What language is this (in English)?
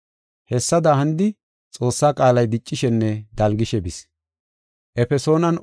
Gofa